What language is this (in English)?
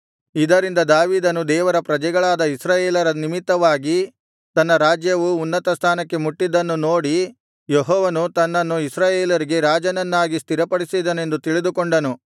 Kannada